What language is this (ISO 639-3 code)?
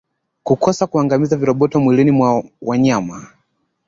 swa